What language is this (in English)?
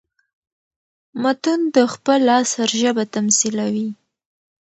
Pashto